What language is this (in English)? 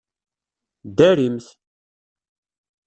Kabyle